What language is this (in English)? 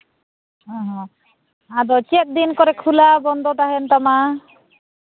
Santali